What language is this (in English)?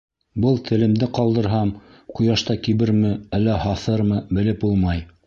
Bashkir